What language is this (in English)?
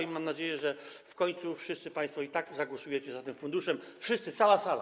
Polish